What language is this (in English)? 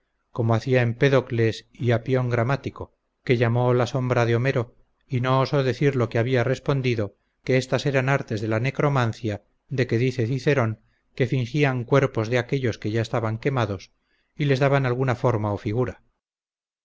Spanish